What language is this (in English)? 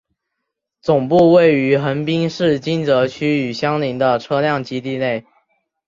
Chinese